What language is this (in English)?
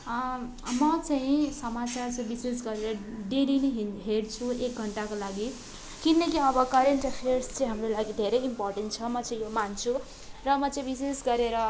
Nepali